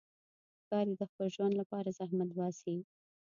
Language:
Pashto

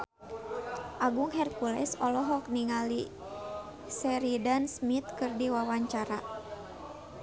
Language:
Sundanese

